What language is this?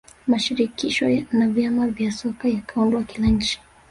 Swahili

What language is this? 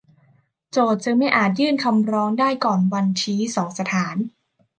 Thai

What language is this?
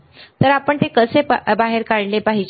Marathi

